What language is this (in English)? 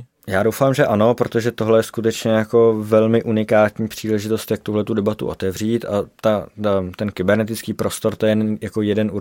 Czech